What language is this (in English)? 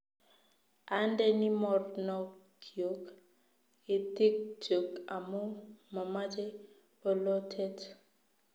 Kalenjin